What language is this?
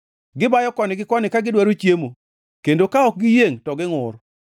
Luo (Kenya and Tanzania)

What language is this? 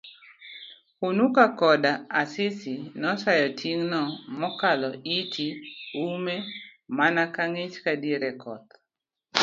Luo (Kenya and Tanzania)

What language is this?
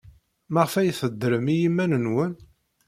Kabyle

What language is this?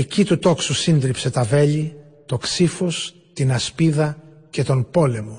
Greek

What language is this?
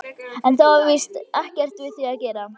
Icelandic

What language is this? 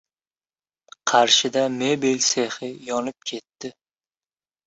Uzbek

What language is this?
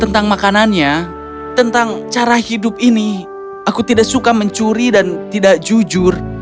Indonesian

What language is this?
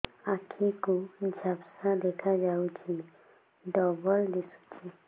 Odia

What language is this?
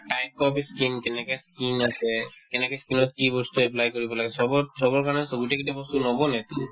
Assamese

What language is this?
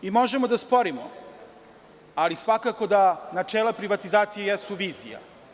Serbian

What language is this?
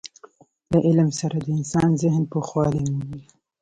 Pashto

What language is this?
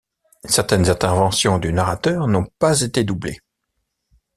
French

